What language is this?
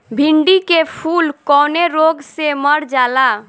Bhojpuri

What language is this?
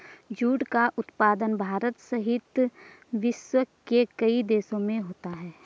Hindi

